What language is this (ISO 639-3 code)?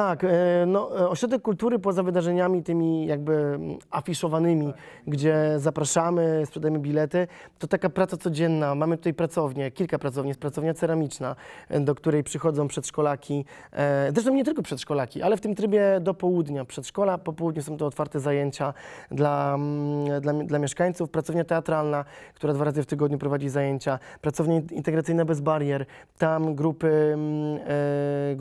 pol